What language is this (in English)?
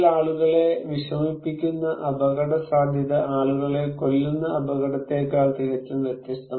Malayalam